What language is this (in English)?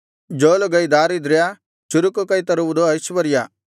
Kannada